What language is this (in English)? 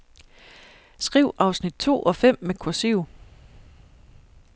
Danish